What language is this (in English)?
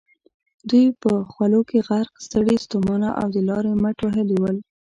Pashto